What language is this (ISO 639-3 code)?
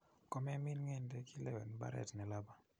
kln